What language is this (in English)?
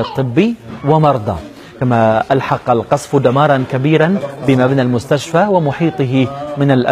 Arabic